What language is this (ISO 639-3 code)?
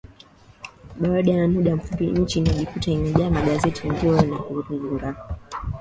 swa